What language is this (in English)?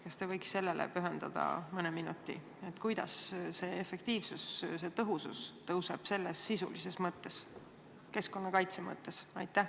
Estonian